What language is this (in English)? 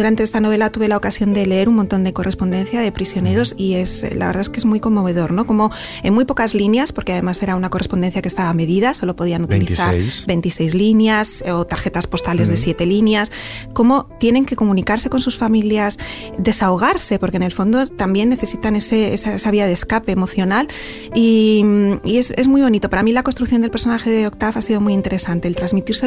Spanish